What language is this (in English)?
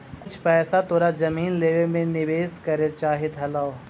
Magahi